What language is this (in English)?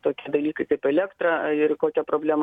Lithuanian